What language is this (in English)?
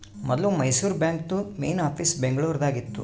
Kannada